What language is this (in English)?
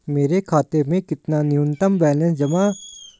Hindi